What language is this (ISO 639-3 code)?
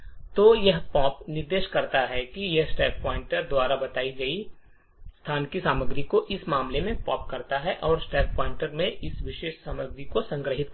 hin